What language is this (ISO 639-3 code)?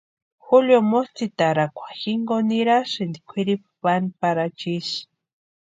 pua